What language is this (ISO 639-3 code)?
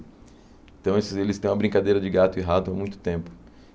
por